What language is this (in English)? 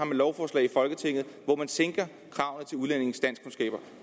Danish